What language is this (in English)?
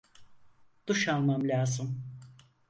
Turkish